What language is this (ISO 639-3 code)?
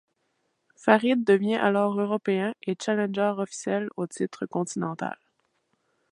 fra